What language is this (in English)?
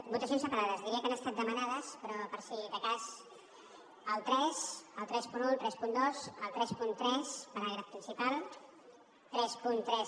Catalan